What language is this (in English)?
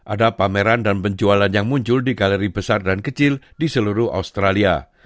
Indonesian